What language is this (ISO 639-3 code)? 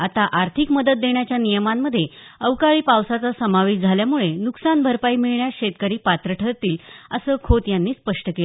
mar